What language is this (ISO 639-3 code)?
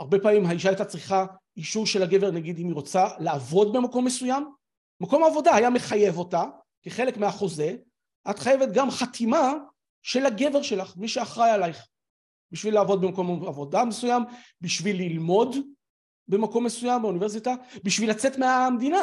heb